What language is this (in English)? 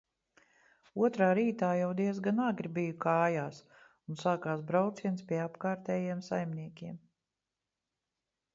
Latvian